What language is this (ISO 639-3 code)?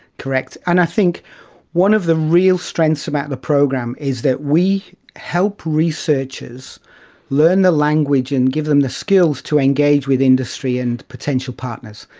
eng